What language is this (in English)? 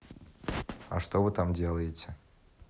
Russian